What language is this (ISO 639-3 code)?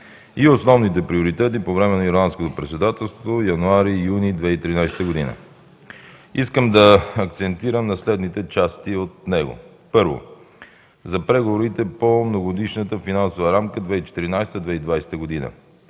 bul